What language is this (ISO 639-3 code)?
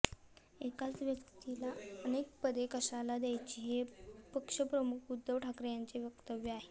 mar